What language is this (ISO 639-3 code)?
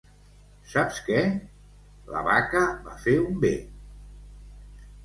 cat